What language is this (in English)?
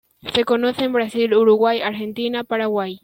Spanish